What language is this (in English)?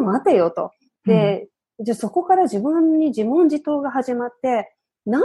Japanese